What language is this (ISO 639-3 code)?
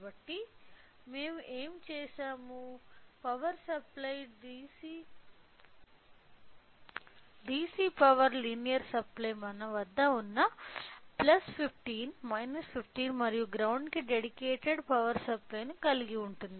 tel